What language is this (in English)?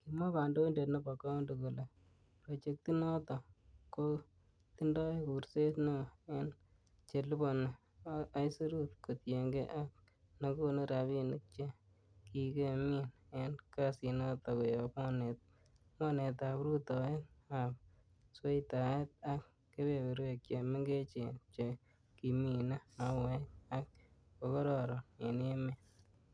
Kalenjin